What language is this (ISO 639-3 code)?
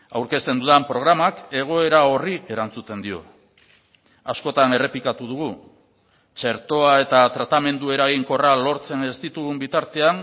eus